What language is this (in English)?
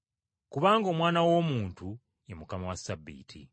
Ganda